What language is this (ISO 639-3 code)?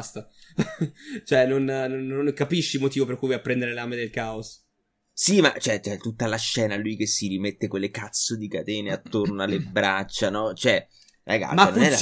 ita